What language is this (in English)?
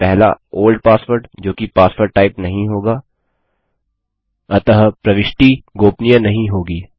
Hindi